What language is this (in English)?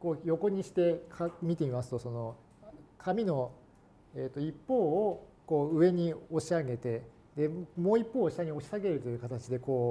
Japanese